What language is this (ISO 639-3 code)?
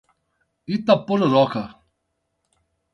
por